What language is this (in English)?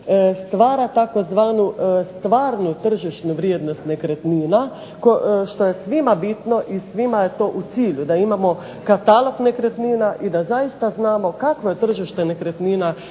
Croatian